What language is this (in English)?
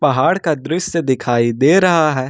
Hindi